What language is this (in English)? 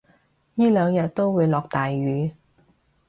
Cantonese